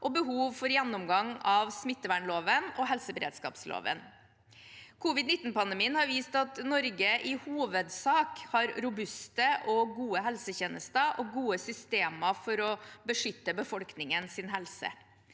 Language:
Norwegian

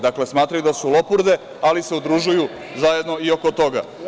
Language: Serbian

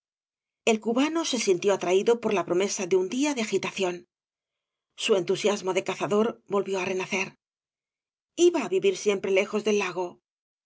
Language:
Spanish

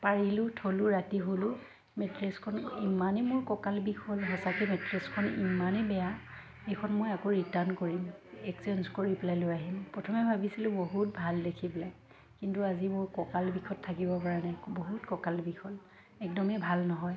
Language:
Assamese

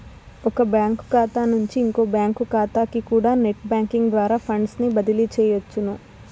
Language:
Telugu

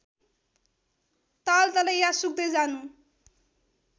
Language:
Nepali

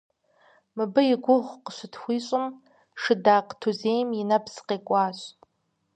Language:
Kabardian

